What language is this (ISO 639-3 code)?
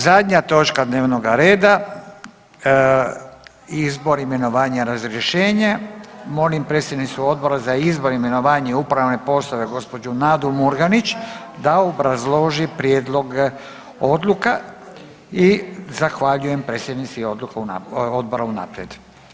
hrv